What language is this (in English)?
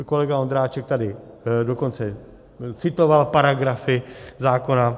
Czech